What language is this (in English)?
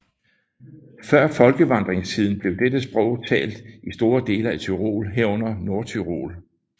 Danish